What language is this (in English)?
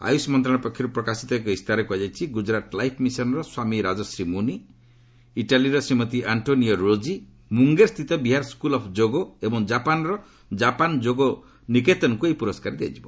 Odia